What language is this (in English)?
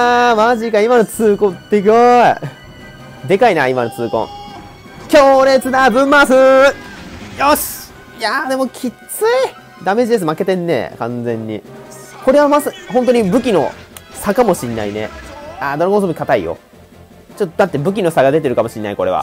Japanese